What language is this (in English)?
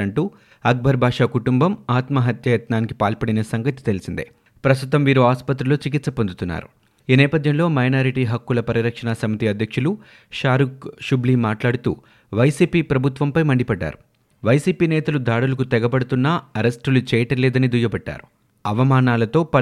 Telugu